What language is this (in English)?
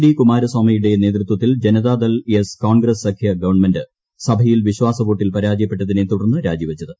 Malayalam